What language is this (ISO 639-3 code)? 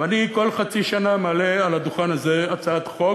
heb